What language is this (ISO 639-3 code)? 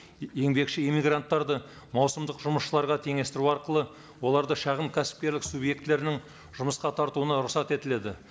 kaz